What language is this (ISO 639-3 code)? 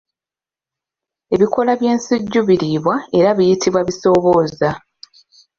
lug